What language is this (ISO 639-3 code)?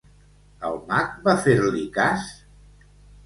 cat